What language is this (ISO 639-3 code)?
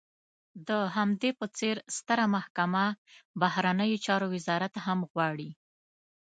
pus